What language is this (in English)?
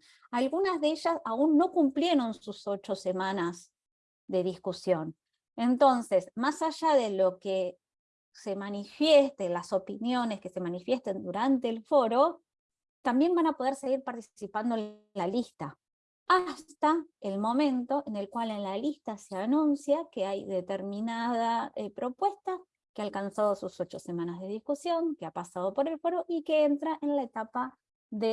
Spanish